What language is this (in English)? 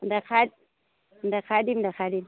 Assamese